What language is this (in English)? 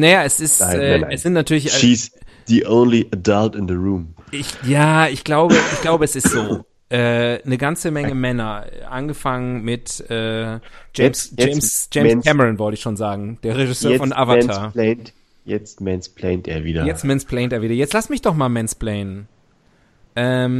German